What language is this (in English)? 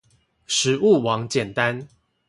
Chinese